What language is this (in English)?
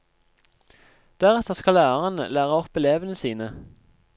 Norwegian